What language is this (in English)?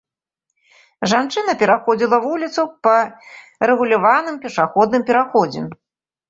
Belarusian